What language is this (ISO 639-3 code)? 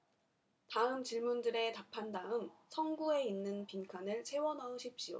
kor